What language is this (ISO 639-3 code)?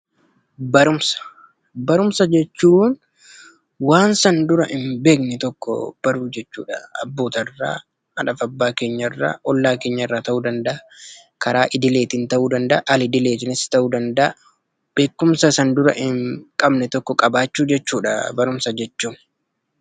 orm